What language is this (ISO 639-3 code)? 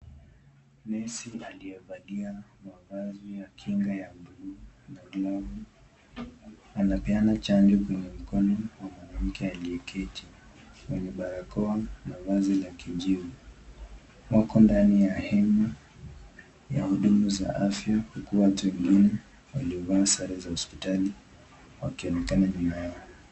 swa